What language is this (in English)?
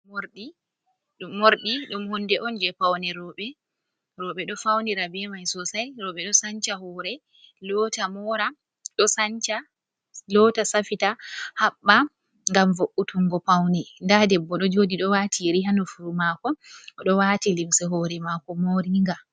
Fula